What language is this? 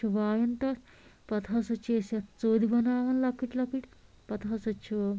Kashmiri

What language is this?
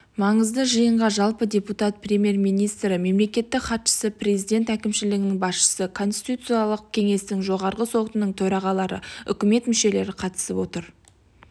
Kazakh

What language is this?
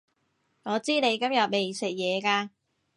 Cantonese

